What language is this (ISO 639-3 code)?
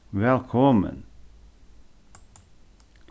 fao